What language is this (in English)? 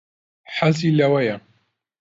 Central Kurdish